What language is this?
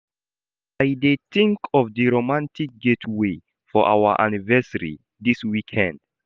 Nigerian Pidgin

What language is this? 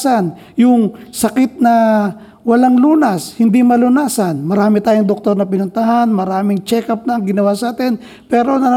Filipino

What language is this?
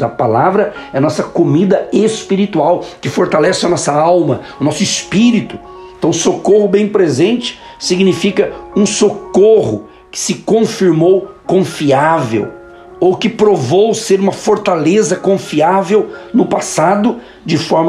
Portuguese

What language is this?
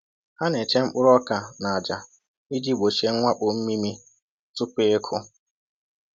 Igbo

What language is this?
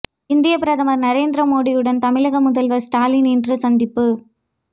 Tamil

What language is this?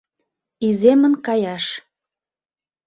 Mari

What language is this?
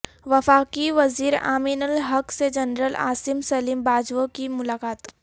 Urdu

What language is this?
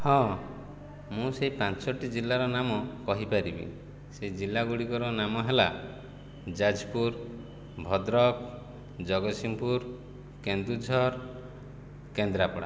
Odia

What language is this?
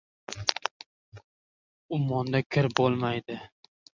Uzbek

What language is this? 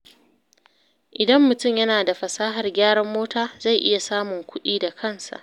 Hausa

